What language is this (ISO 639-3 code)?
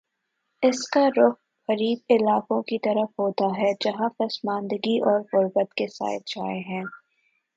urd